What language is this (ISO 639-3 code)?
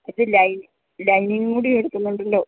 mal